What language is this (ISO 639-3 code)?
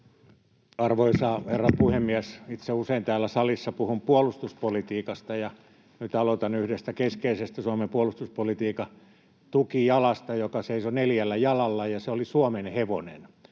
fin